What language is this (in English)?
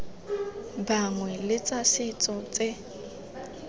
Tswana